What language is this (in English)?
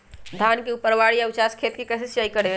Magahi